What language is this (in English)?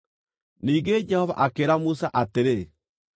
Kikuyu